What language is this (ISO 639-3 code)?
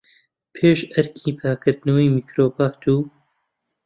ckb